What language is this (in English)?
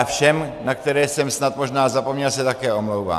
Czech